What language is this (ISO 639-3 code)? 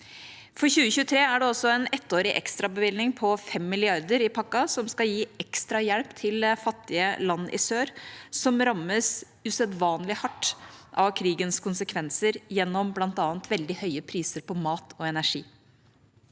nor